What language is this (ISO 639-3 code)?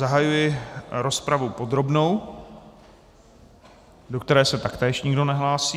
ces